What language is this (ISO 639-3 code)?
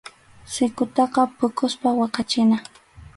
qxu